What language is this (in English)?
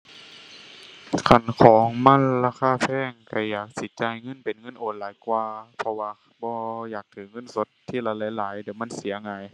Thai